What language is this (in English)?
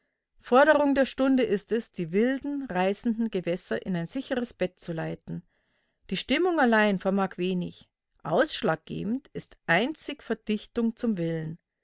German